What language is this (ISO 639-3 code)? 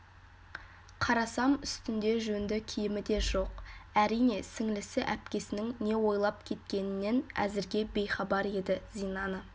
kaz